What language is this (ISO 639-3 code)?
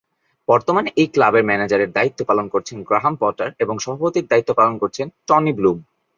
ben